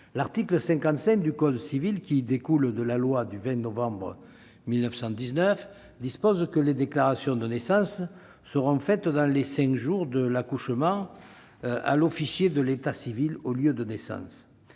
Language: French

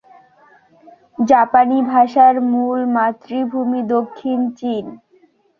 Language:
Bangla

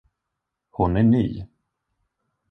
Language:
Swedish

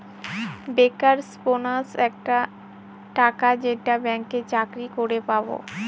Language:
Bangla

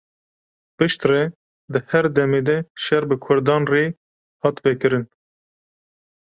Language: Kurdish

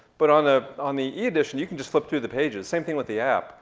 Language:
English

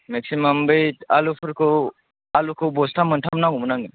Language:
Bodo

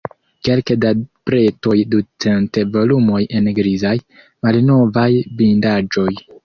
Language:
Esperanto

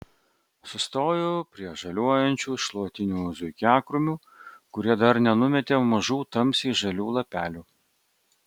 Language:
Lithuanian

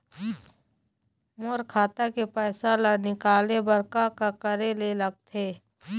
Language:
Chhattisgarhi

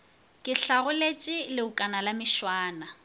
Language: Northern Sotho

